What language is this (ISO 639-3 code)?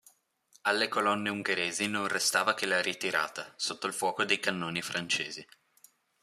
ita